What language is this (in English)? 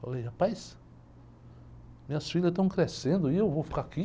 Portuguese